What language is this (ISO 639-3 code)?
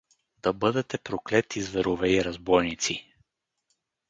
bul